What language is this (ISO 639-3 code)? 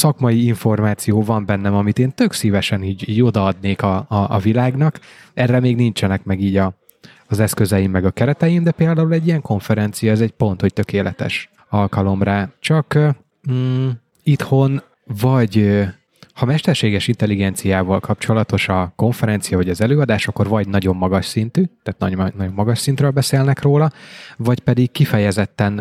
hun